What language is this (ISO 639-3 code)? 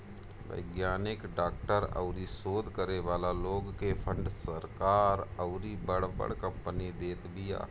bho